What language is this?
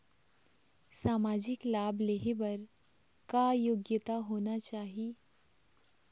Chhattisgarhi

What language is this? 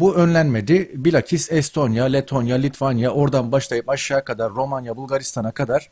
Turkish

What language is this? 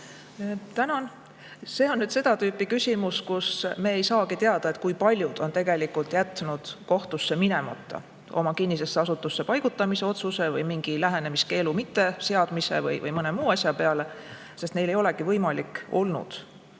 Estonian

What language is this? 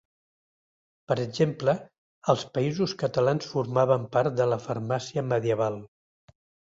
Catalan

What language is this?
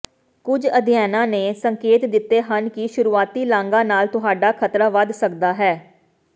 Punjabi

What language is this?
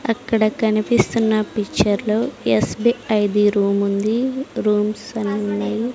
Telugu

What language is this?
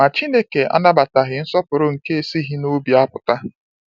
Igbo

